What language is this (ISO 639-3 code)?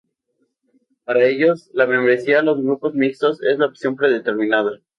spa